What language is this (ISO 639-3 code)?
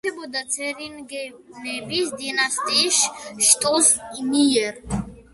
kat